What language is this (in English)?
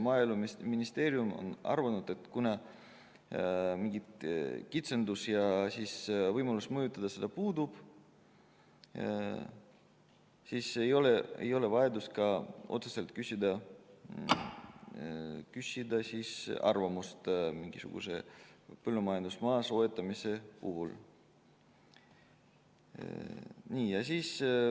Estonian